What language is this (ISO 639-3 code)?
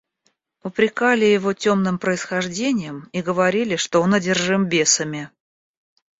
rus